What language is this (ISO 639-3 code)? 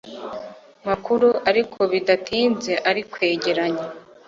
kin